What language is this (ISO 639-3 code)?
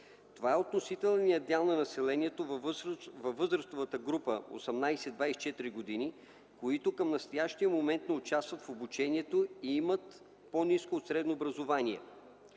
bul